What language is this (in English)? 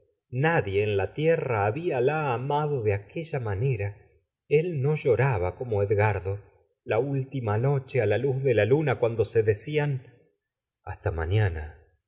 Spanish